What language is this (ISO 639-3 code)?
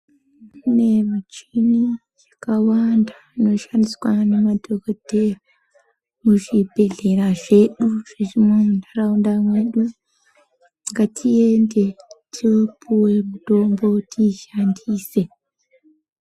ndc